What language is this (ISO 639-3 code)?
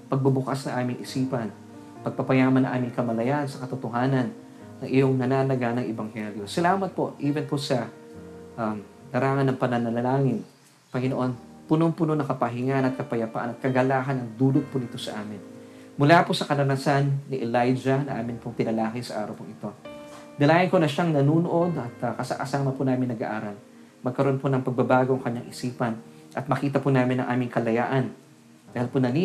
fil